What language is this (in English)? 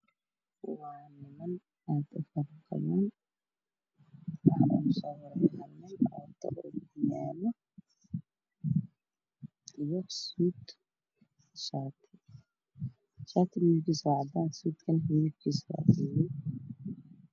Somali